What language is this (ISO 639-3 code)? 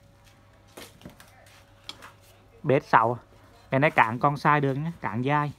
vie